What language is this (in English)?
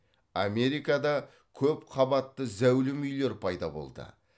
Kazakh